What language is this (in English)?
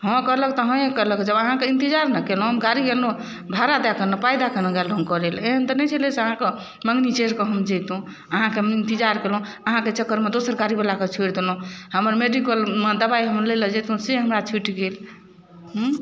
Maithili